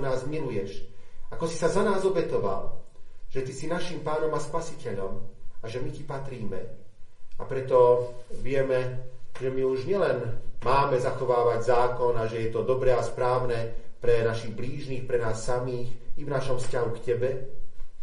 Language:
Slovak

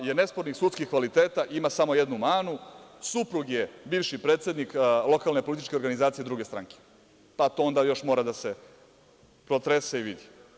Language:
Serbian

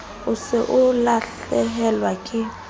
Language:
Southern Sotho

